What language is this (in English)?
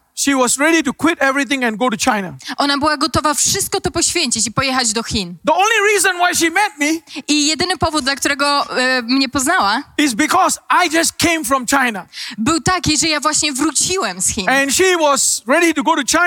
Polish